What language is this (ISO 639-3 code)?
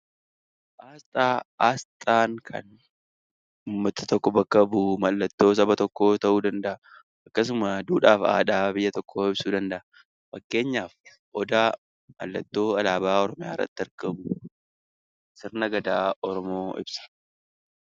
orm